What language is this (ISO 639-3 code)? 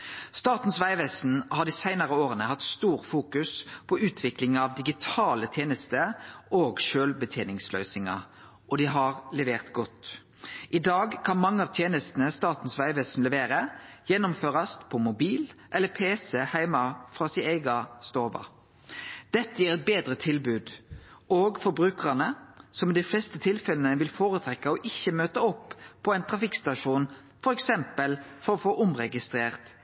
nno